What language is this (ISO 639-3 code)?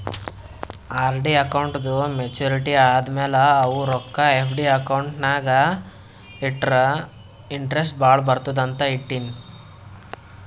kan